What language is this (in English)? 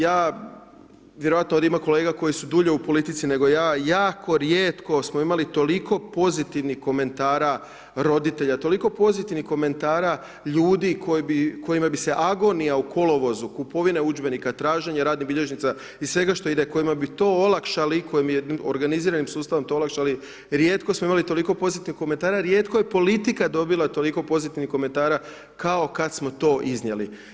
Croatian